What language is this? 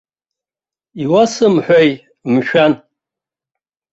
Abkhazian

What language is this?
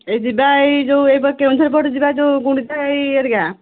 Odia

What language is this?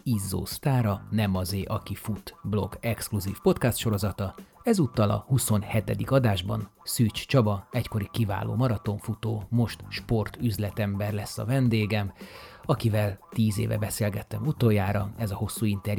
Hungarian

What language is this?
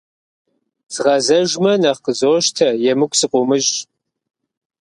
Kabardian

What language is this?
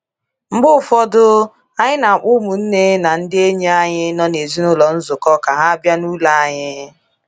Igbo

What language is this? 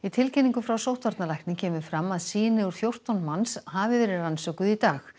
Icelandic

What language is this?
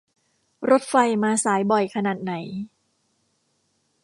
Thai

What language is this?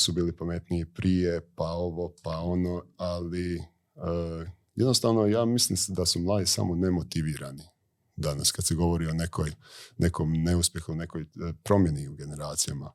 Croatian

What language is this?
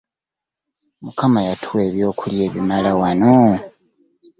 Ganda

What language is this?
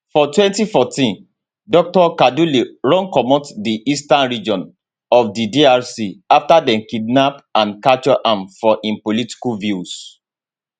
Nigerian Pidgin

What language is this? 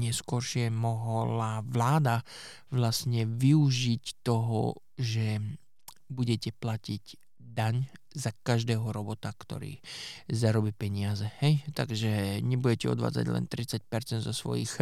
Slovak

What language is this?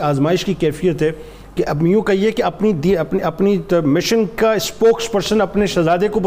Urdu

